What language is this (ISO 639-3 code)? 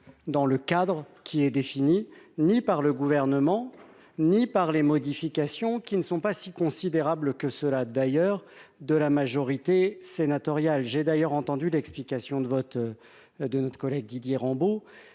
fra